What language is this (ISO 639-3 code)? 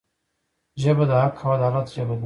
pus